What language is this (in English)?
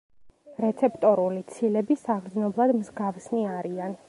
Georgian